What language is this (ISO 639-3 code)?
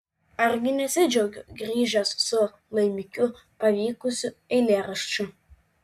lit